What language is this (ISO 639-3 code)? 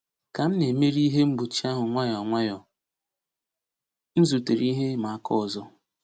ibo